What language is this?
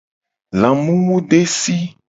Gen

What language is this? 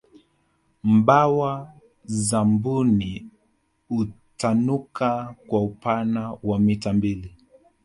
Swahili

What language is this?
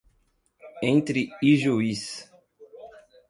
Portuguese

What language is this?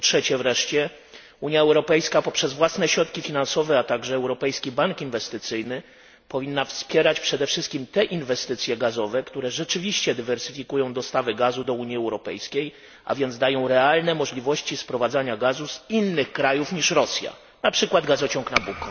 Polish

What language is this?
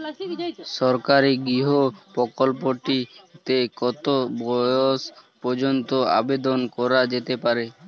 Bangla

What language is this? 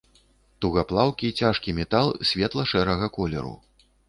Belarusian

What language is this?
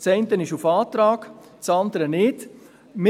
Swiss German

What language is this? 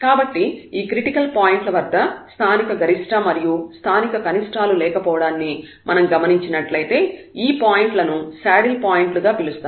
Telugu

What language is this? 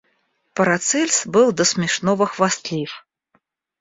Russian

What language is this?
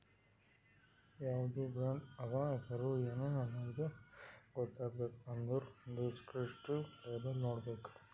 Kannada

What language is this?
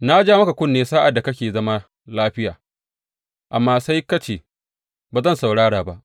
Hausa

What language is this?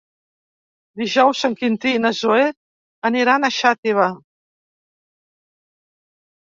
Catalan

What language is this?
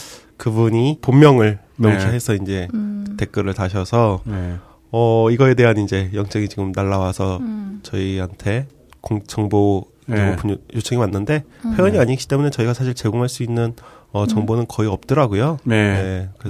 Korean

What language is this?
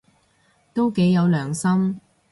Cantonese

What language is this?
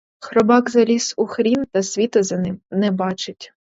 Ukrainian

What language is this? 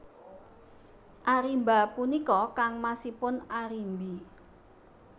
Javanese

